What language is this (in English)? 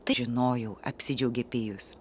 Lithuanian